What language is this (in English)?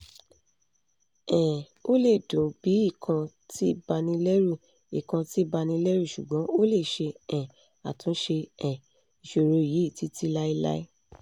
Yoruba